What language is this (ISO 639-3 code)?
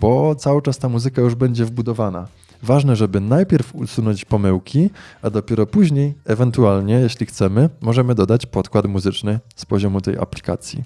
pol